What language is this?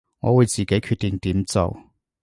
Cantonese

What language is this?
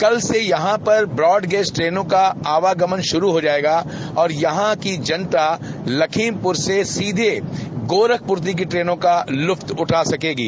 Hindi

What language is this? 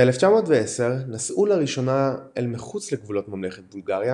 Hebrew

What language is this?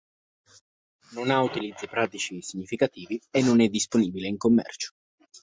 Italian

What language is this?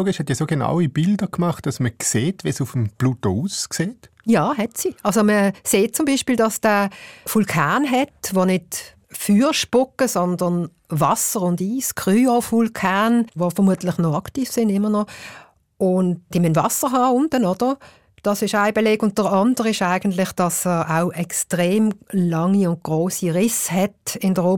German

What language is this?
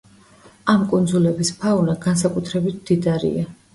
Georgian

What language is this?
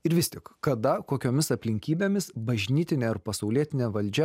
Lithuanian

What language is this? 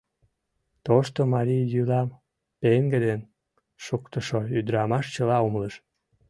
Mari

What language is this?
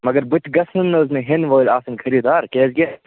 Kashmiri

